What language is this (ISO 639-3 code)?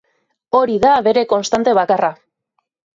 eus